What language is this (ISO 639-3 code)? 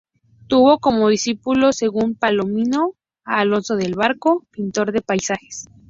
spa